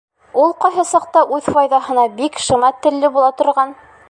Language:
Bashkir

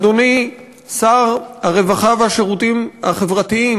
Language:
Hebrew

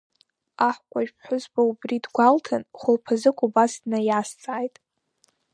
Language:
Abkhazian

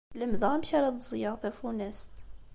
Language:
Kabyle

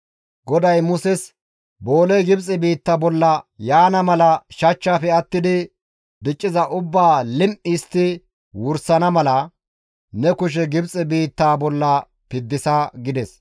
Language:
Gamo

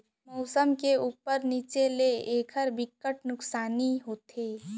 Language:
Chhattisgarhi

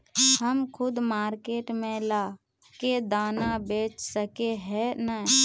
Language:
Magahi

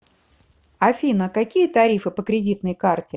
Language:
Russian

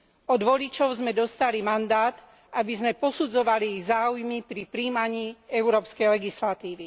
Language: Slovak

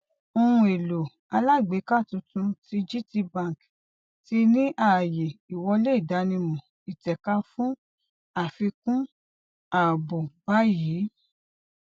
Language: Yoruba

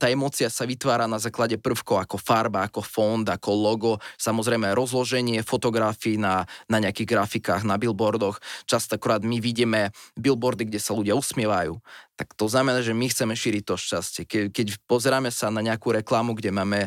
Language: Slovak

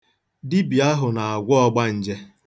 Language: Igbo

